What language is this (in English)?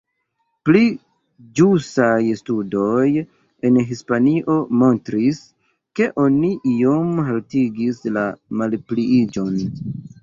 Esperanto